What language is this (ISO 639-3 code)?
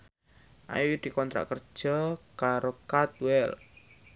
jav